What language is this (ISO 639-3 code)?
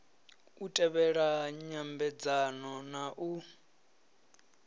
ven